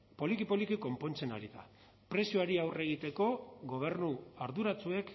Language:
Basque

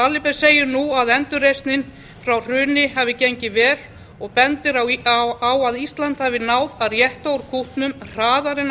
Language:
Icelandic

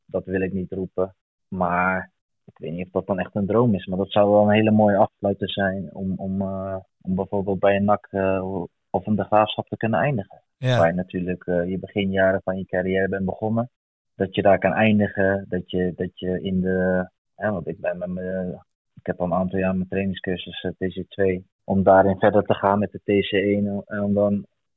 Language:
Dutch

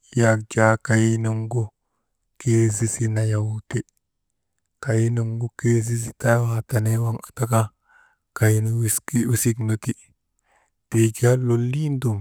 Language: Maba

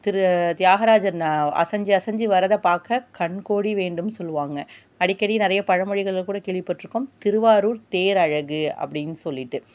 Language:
Tamil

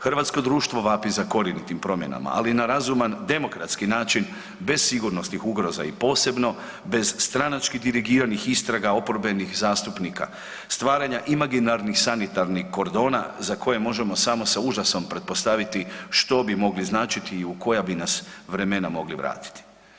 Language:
Croatian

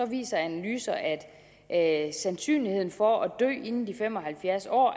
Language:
Danish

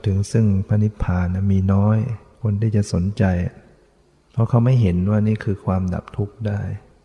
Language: Thai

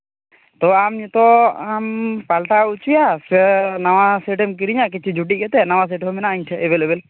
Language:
Santali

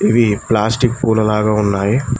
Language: Telugu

